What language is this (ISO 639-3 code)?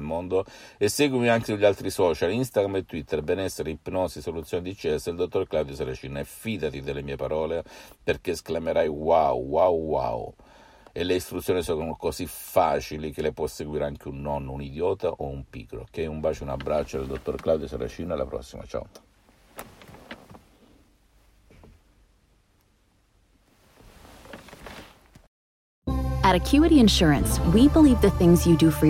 ita